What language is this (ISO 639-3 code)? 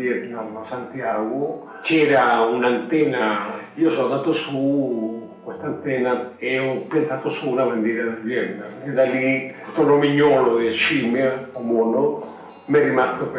ita